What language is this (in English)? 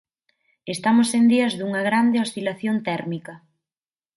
Galician